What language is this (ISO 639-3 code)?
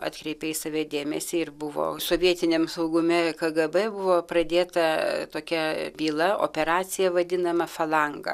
lit